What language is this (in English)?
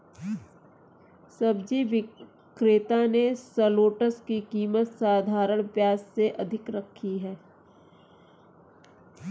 Hindi